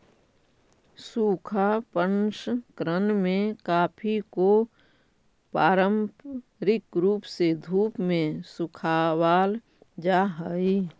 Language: Magahi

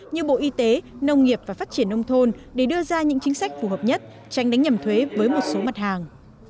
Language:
Vietnamese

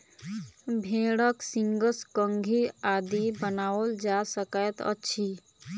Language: Maithili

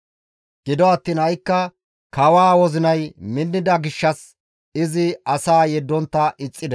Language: Gamo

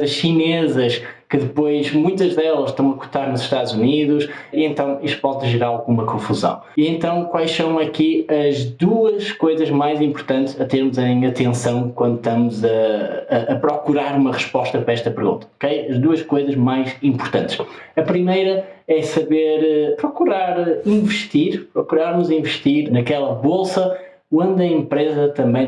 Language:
Portuguese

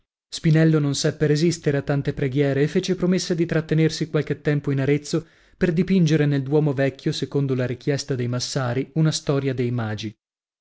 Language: Italian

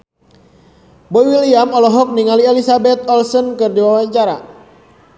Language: Sundanese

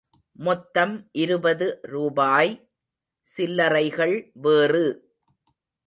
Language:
Tamil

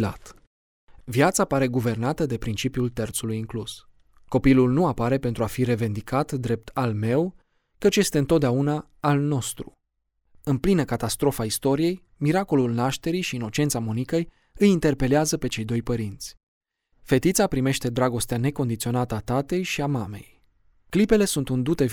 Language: Romanian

